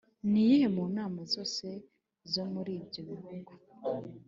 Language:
Kinyarwanda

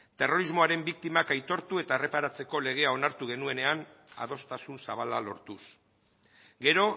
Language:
Basque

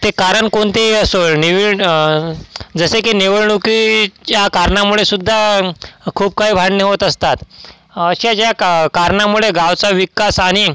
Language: Marathi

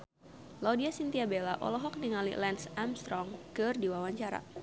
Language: Sundanese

